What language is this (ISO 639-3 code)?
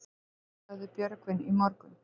isl